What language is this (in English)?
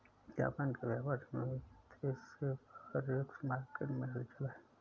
Hindi